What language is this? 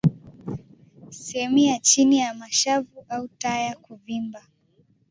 Swahili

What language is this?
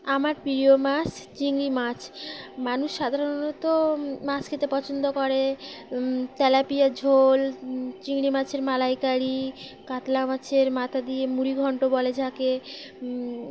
Bangla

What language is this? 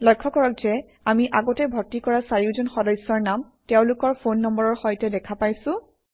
Assamese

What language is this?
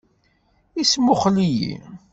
Kabyle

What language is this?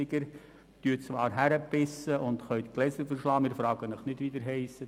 Swiss German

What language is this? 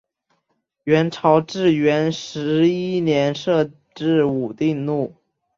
Chinese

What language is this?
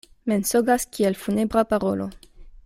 Esperanto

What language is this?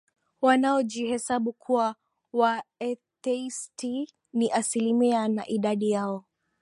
Swahili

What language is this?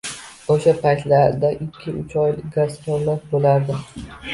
Uzbek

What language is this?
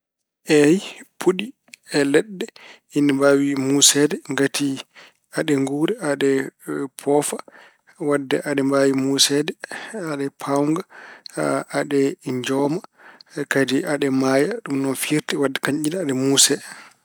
Fula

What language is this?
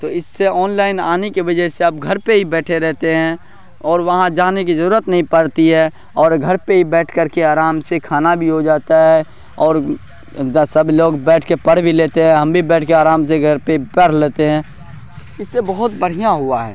Urdu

